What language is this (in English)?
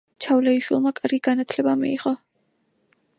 Georgian